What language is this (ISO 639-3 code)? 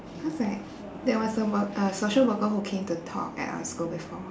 eng